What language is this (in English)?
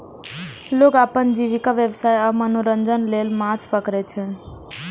Maithili